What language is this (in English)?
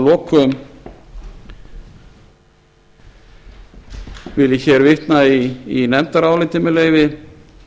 Icelandic